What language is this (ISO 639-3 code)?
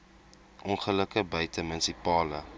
afr